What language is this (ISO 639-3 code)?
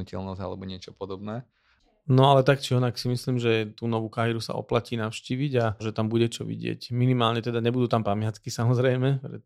slk